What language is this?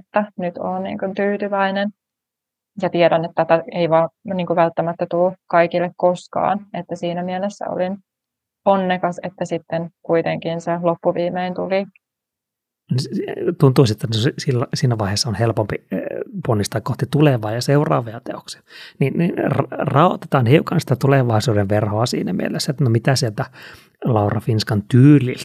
Finnish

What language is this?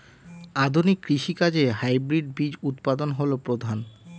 Bangla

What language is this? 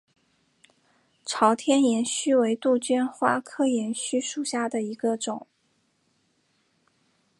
Chinese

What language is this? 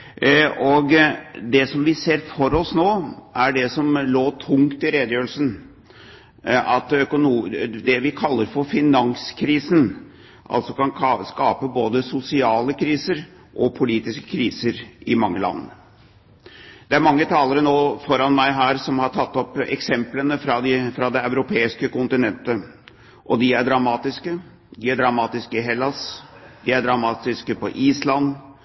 Norwegian Bokmål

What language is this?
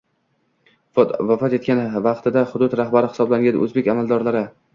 Uzbek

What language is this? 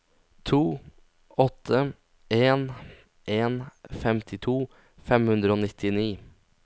Norwegian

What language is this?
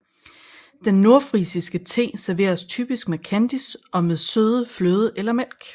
Danish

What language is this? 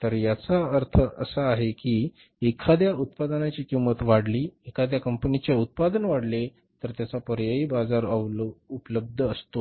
Marathi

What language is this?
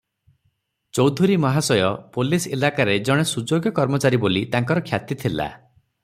Odia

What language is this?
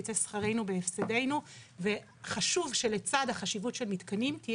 Hebrew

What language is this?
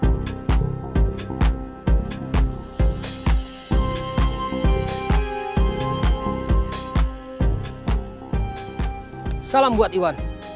Indonesian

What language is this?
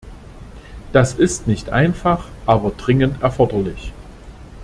German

